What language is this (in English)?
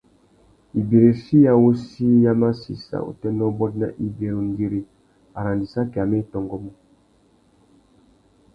Tuki